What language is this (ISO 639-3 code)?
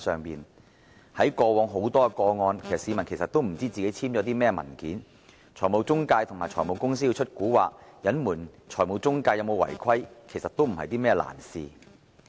yue